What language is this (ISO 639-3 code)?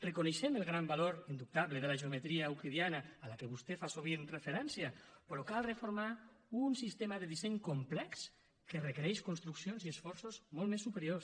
cat